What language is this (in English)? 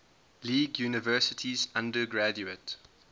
English